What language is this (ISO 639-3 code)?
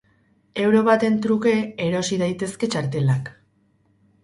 eus